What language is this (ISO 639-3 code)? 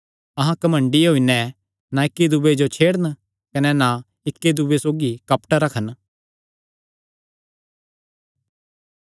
xnr